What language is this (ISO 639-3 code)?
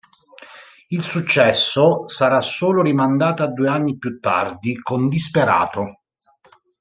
ita